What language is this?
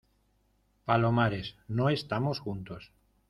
Spanish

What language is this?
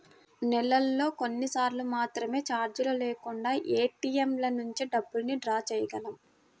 Telugu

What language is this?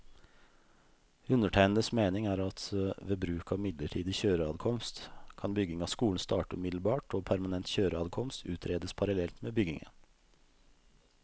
Norwegian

